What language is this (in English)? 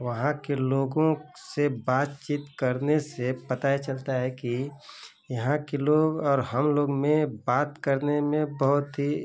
Hindi